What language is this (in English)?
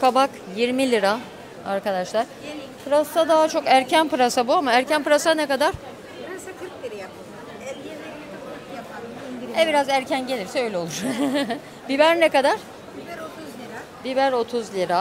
Turkish